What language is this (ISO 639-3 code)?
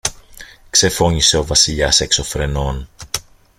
ell